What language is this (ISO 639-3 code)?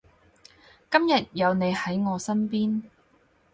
yue